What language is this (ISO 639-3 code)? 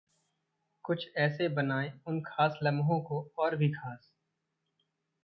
hin